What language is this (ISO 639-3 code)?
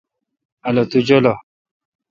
xka